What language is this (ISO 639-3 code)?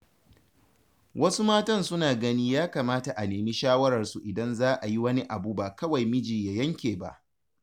hau